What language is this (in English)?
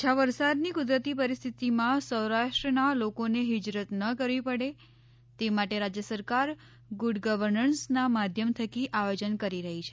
Gujarati